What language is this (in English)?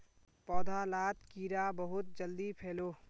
Magahi